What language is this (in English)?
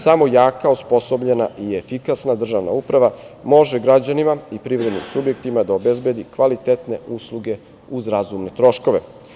Serbian